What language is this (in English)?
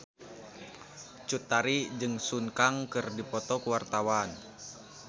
Sundanese